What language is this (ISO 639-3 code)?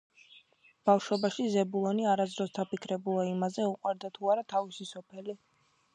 kat